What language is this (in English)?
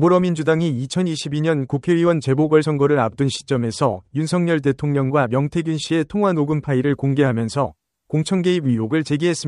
Korean